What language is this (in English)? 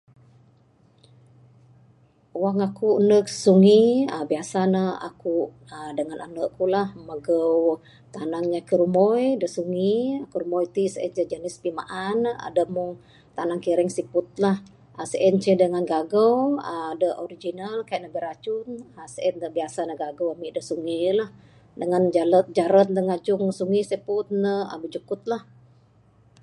Bukar-Sadung Bidayuh